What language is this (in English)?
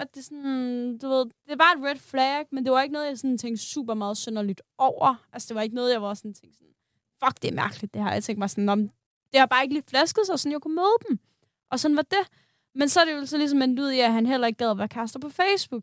Danish